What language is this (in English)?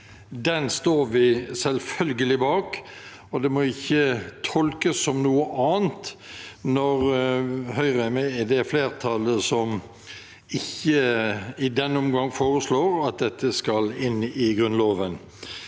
Norwegian